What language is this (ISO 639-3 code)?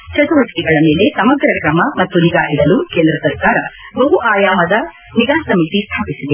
kan